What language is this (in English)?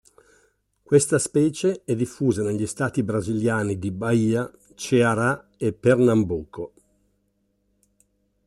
Italian